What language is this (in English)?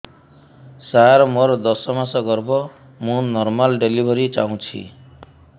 Odia